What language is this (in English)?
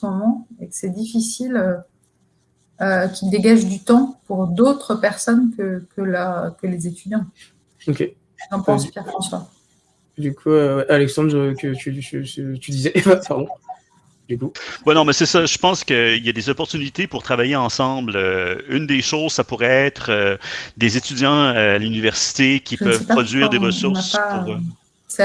French